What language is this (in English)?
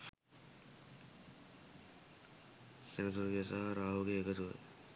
Sinhala